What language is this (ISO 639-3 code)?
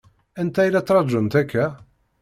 kab